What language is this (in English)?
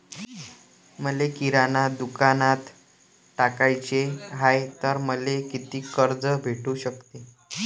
Marathi